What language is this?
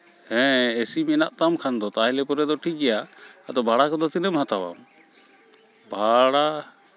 Santali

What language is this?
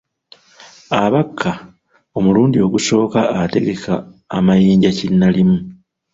Ganda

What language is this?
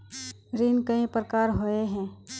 Magahi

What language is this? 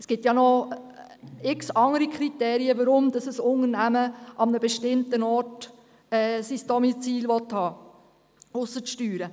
Swiss German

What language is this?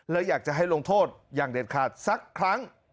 Thai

